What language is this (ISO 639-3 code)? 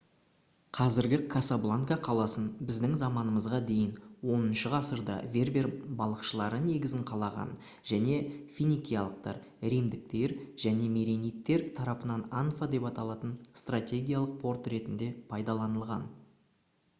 kaz